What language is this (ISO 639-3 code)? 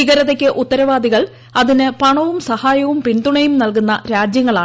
mal